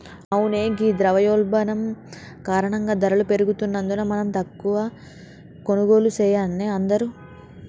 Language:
Telugu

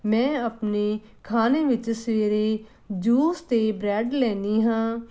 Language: Punjabi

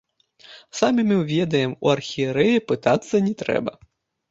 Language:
Belarusian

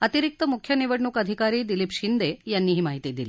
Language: Marathi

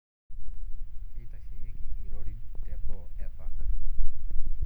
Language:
Masai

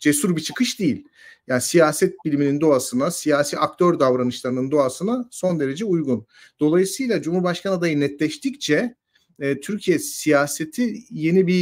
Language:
Turkish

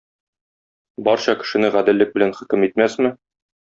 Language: Tatar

